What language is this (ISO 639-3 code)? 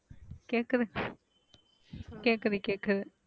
tam